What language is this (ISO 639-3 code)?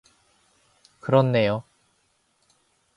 kor